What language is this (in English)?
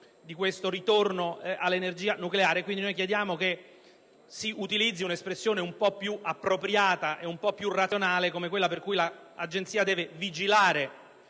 Italian